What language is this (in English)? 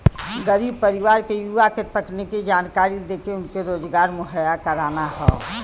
Bhojpuri